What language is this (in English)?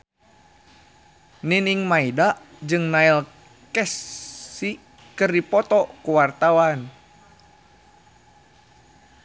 Sundanese